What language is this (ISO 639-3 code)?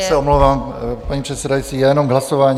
ces